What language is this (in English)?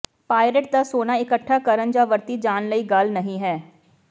Punjabi